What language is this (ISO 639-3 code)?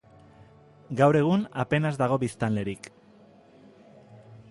eus